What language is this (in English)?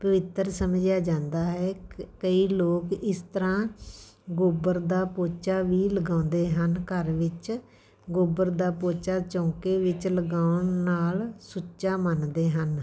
Punjabi